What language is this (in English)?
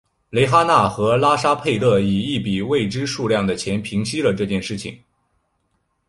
Chinese